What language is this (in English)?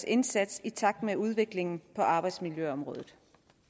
Danish